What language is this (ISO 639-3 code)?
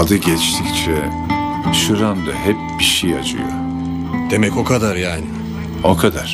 tur